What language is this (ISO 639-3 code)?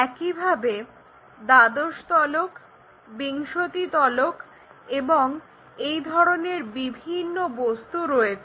ben